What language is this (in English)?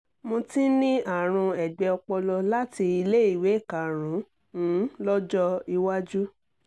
Yoruba